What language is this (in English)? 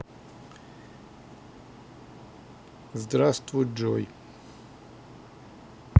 Russian